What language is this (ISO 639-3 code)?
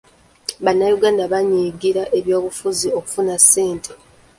lug